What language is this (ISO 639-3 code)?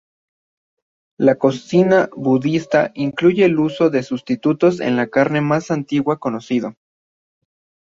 spa